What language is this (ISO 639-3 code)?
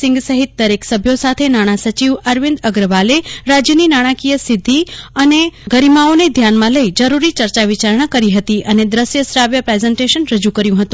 guj